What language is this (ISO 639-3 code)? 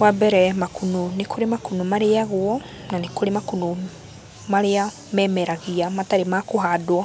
kik